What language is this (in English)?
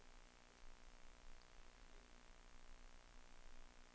Danish